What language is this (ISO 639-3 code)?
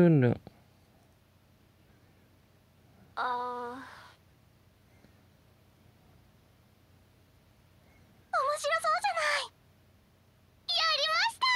jpn